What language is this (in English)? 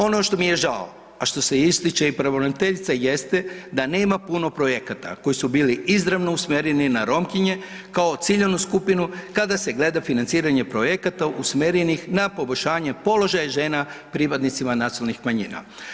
Croatian